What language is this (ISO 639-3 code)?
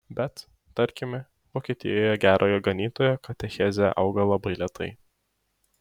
lit